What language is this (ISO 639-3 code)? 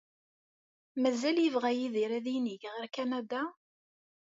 kab